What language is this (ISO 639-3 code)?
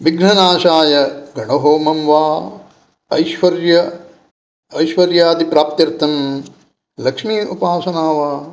san